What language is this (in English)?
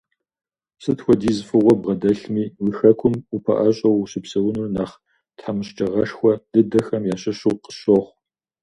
Kabardian